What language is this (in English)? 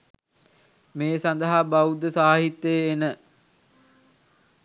Sinhala